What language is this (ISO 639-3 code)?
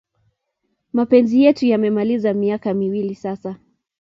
kln